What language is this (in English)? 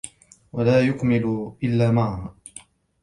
Arabic